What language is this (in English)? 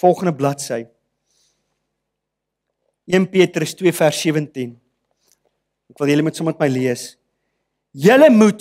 Dutch